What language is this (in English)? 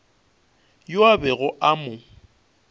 Northern Sotho